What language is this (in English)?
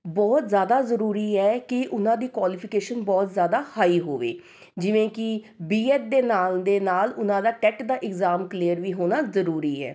Punjabi